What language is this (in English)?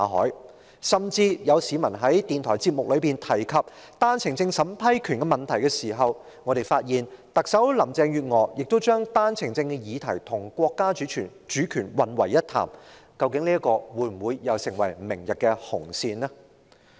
Cantonese